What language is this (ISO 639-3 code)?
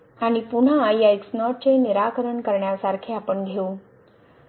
mar